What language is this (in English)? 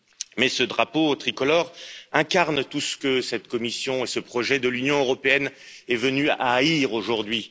French